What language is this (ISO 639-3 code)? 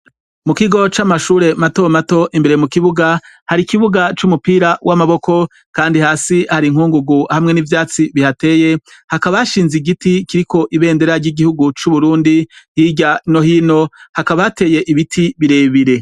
run